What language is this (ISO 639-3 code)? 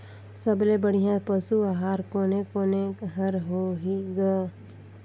hne